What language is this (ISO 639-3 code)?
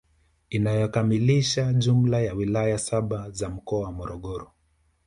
swa